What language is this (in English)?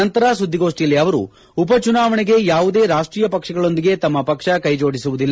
Kannada